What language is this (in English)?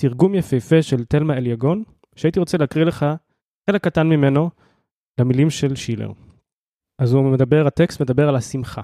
Hebrew